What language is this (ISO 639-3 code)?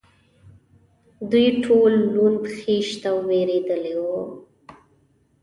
pus